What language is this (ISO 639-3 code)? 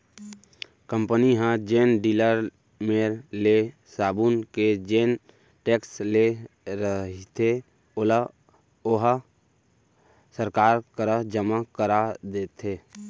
hne